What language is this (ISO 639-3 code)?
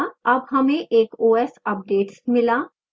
hin